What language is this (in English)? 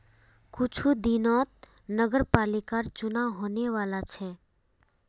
Magahi